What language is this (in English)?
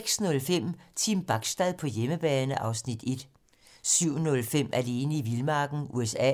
Danish